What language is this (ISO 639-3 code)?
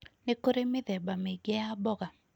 kik